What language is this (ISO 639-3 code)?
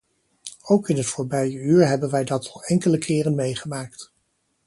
nld